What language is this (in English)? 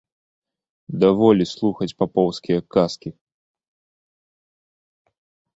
Belarusian